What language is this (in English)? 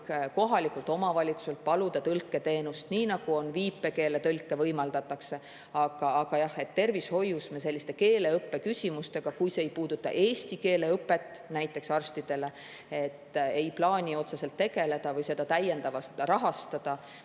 Estonian